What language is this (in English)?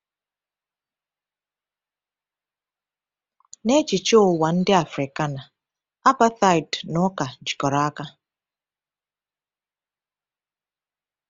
Igbo